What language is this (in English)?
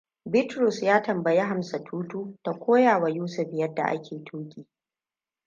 Hausa